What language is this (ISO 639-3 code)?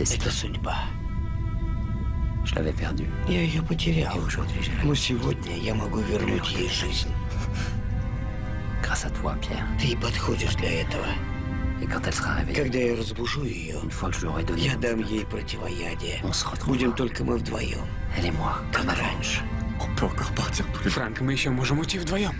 rus